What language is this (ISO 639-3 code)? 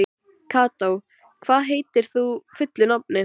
isl